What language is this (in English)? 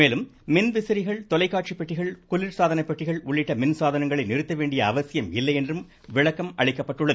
Tamil